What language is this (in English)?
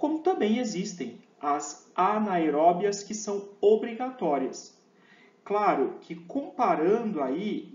Portuguese